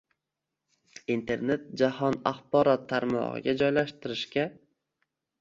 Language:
Uzbek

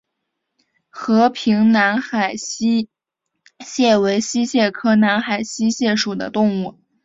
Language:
Chinese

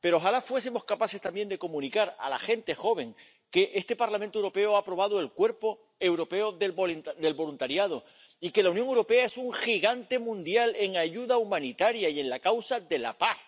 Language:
Spanish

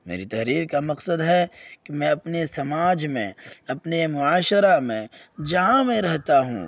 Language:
Urdu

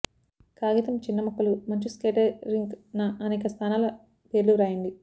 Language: Telugu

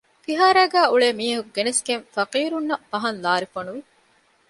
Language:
Divehi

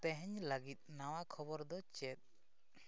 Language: Santali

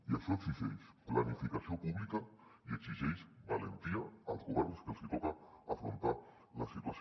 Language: Catalan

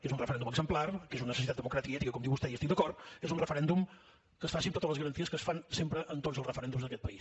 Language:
Catalan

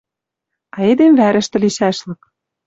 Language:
Western Mari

